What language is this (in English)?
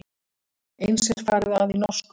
Icelandic